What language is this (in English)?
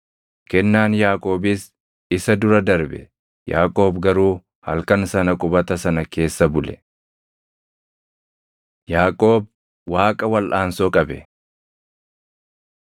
Oromo